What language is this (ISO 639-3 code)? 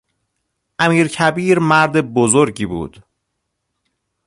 fas